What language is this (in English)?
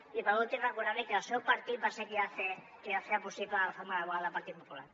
Catalan